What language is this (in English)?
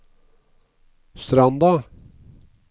Norwegian